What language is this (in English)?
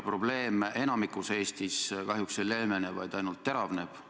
Estonian